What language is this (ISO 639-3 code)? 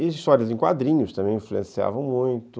por